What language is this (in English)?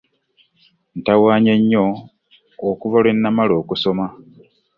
Ganda